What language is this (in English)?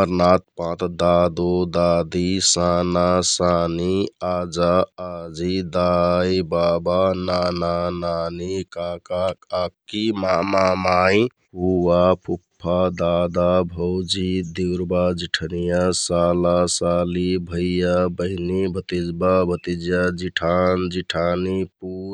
Kathoriya Tharu